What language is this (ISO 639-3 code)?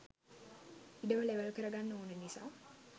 sin